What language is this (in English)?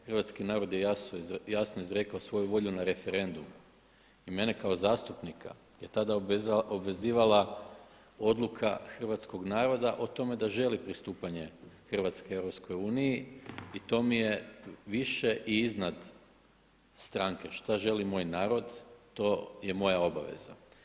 Croatian